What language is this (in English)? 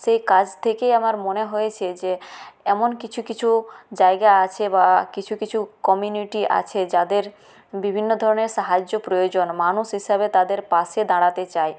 Bangla